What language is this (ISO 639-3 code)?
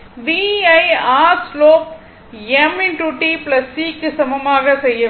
tam